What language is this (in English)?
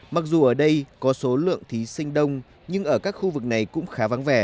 Vietnamese